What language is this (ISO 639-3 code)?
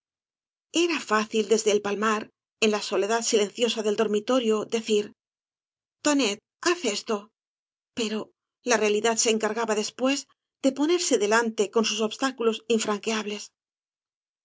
spa